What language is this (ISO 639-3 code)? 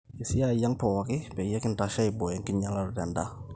mas